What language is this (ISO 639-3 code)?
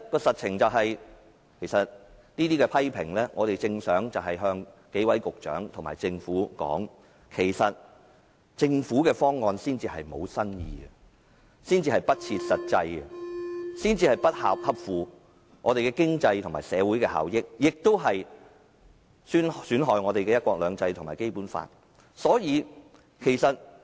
yue